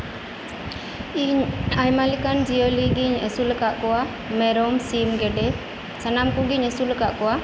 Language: Santali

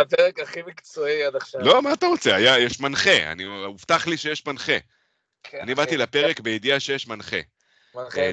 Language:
Hebrew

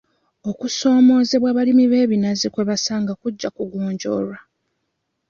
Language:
Ganda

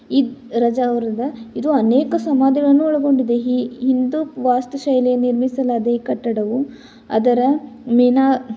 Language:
Kannada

